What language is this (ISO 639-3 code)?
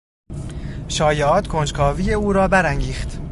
fas